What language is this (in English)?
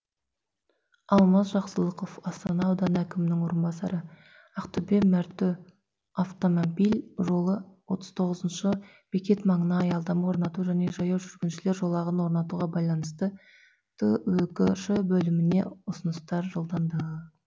Kazakh